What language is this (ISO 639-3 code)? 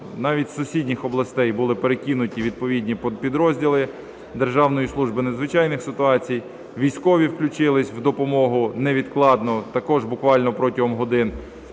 ukr